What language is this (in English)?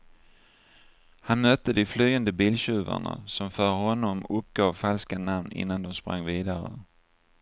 Swedish